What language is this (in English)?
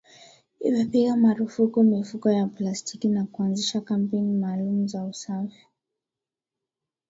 Swahili